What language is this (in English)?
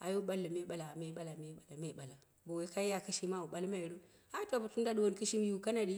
Dera (Nigeria)